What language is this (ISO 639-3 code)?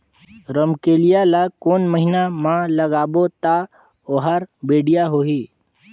hne